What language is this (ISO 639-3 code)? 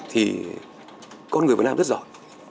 vie